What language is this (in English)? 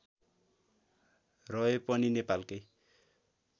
Nepali